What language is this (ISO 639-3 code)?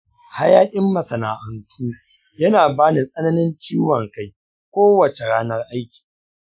hau